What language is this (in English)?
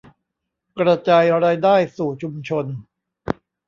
Thai